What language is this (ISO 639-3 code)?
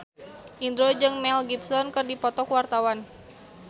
sun